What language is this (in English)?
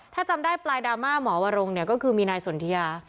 Thai